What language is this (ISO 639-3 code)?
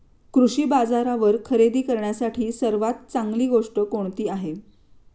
mar